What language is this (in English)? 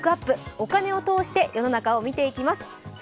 Japanese